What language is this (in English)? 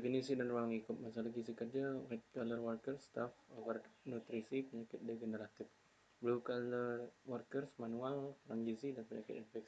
Indonesian